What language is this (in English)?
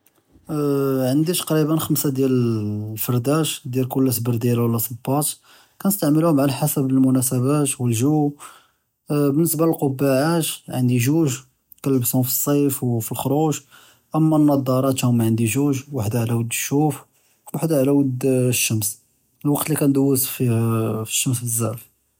Judeo-Arabic